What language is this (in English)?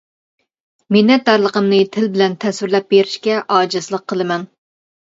Uyghur